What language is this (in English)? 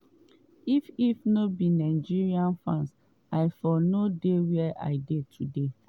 Nigerian Pidgin